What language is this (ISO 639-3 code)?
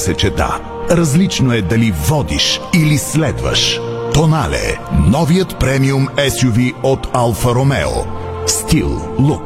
bul